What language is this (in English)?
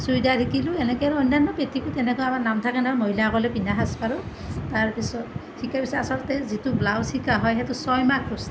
Assamese